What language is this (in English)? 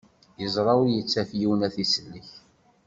Kabyle